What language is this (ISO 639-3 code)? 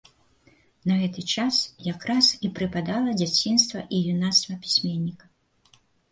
bel